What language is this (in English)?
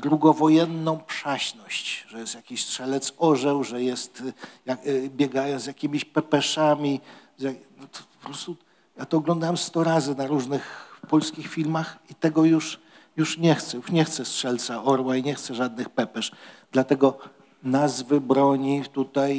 Polish